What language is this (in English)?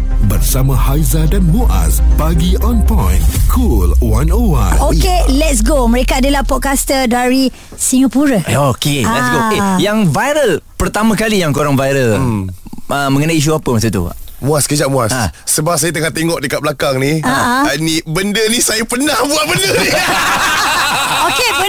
Malay